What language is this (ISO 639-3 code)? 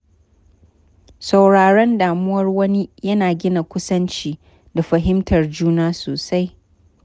hau